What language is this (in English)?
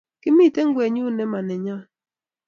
Kalenjin